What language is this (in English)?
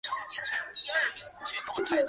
Chinese